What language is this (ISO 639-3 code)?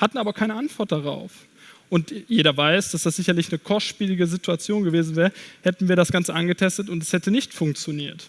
deu